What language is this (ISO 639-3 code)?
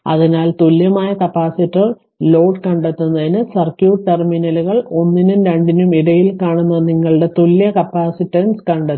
mal